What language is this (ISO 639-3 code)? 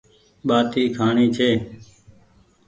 gig